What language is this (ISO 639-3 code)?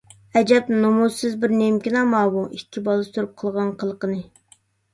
uig